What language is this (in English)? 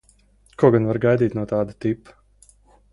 Latvian